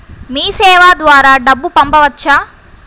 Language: Telugu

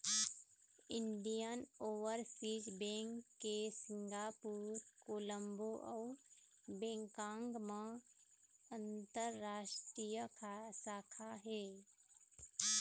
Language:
Chhattisgarhi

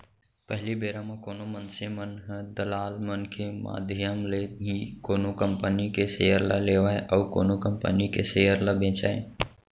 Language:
Chhattisgarhi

